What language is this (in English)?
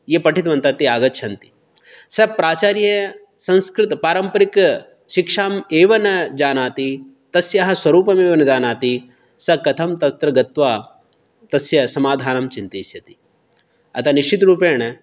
Sanskrit